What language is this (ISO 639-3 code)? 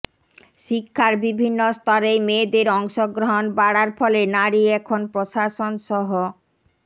ben